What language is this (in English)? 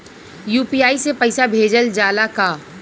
Bhojpuri